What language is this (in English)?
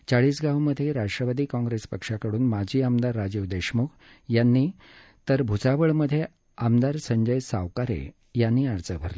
Marathi